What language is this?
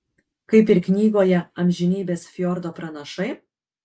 Lithuanian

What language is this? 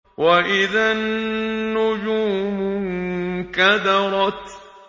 Arabic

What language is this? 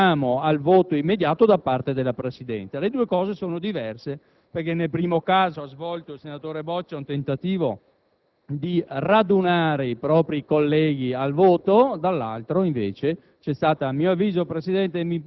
Italian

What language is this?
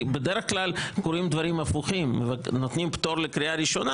Hebrew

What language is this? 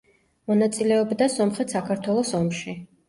Georgian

